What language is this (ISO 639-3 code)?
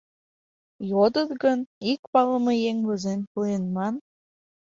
chm